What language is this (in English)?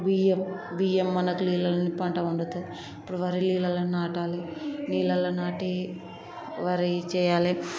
Telugu